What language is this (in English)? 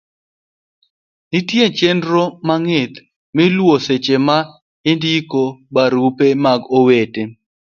Luo (Kenya and Tanzania)